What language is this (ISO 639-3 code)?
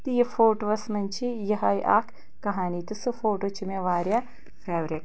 kas